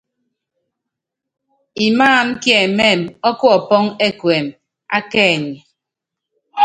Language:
Yangben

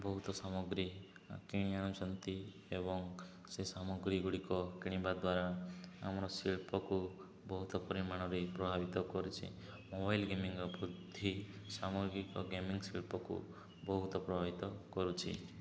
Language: Odia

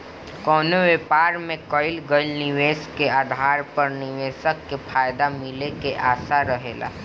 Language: Bhojpuri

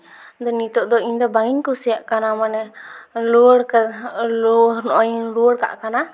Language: Santali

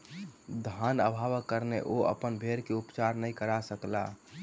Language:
Maithili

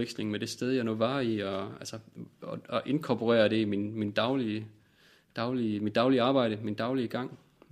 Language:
Danish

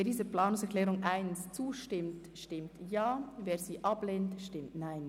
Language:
Swiss German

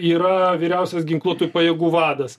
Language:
Lithuanian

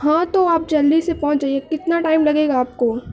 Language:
Urdu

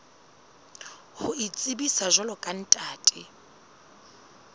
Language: Southern Sotho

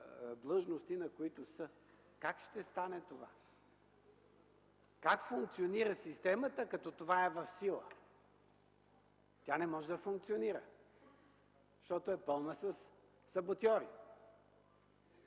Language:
Bulgarian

